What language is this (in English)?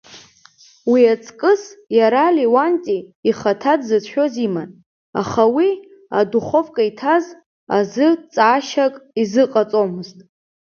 Abkhazian